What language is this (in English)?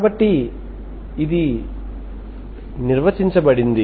Telugu